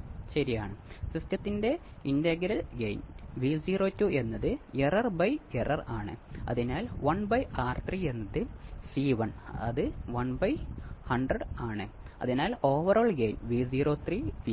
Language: Malayalam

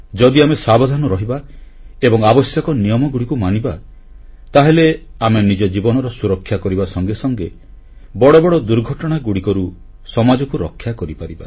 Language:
Odia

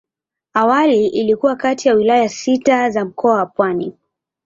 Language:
Swahili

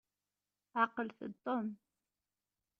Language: Kabyle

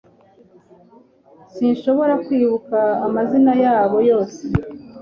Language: Kinyarwanda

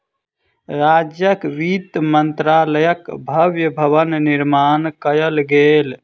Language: Maithili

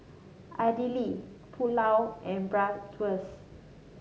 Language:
English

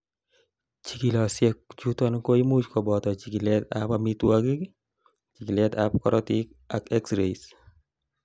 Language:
Kalenjin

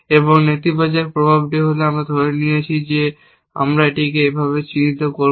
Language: Bangla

